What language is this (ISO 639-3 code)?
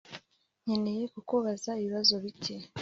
kin